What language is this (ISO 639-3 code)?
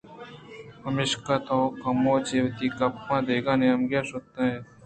bgp